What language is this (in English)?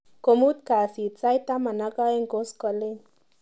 Kalenjin